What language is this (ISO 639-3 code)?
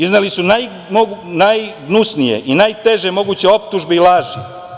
srp